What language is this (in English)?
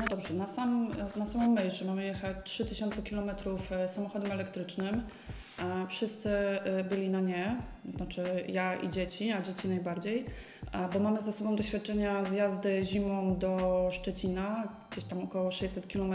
Polish